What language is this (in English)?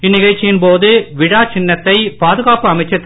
Tamil